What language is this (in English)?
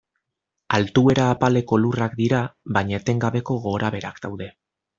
Basque